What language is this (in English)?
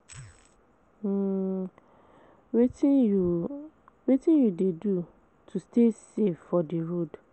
Nigerian Pidgin